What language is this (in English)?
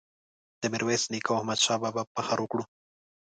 Pashto